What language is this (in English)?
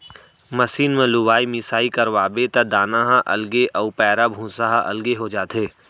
Chhattisgarhi